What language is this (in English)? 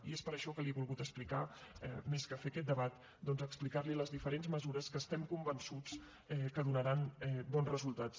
Catalan